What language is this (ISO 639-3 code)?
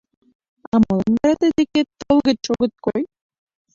chm